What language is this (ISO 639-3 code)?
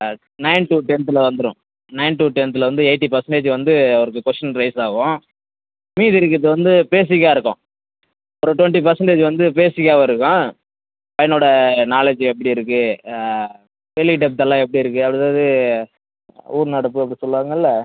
tam